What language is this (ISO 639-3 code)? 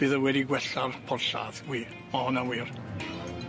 cym